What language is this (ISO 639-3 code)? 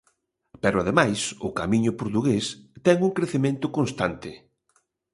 glg